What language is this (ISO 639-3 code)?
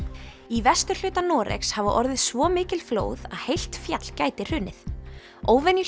isl